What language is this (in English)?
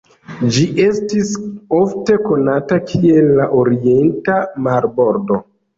Esperanto